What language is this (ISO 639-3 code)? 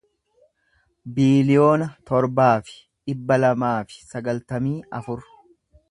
orm